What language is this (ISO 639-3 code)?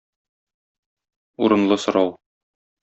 tat